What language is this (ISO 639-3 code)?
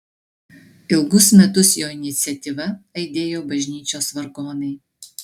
lit